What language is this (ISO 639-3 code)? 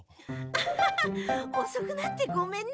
jpn